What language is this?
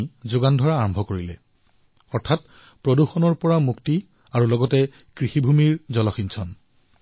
Assamese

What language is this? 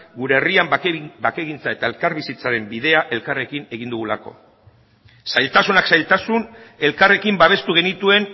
Basque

